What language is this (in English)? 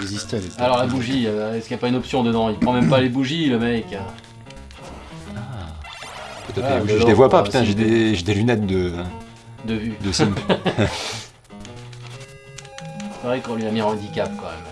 French